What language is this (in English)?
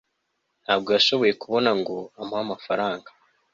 Kinyarwanda